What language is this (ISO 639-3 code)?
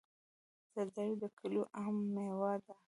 pus